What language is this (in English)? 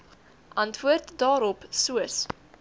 Afrikaans